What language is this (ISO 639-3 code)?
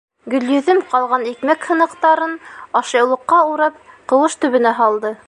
bak